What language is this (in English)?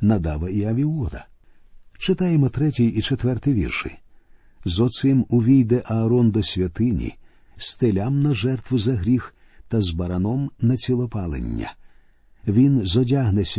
Ukrainian